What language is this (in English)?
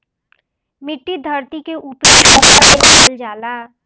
Bhojpuri